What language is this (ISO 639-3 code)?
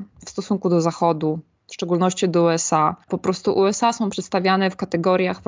pol